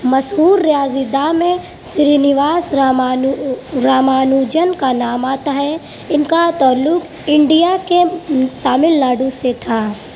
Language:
Urdu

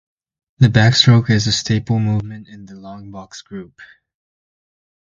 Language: English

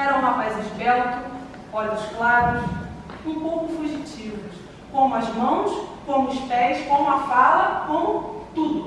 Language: Portuguese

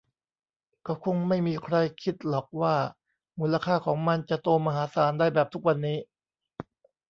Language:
Thai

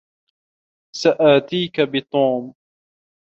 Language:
Arabic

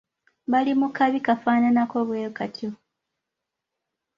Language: Ganda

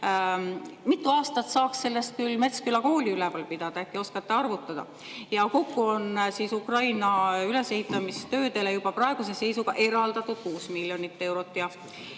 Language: Estonian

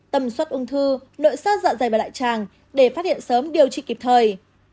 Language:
Vietnamese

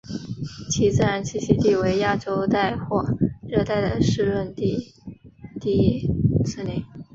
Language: Chinese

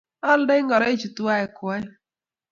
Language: Kalenjin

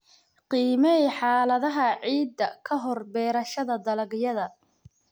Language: Somali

